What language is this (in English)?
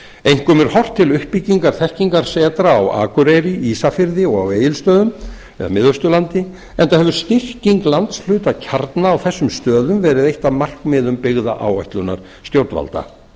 Icelandic